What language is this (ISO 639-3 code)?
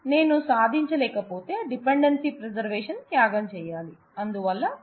tel